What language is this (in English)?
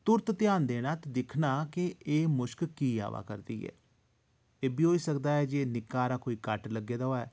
Dogri